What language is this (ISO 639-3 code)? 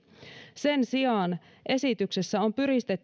fin